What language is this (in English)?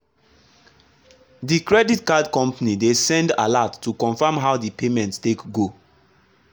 Nigerian Pidgin